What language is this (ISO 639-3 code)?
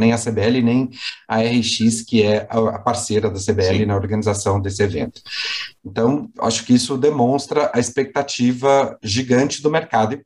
por